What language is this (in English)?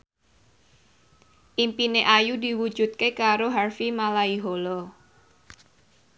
Javanese